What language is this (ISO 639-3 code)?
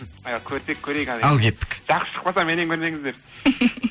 kaz